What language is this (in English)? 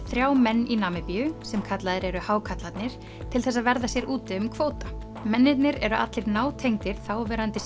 Icelandic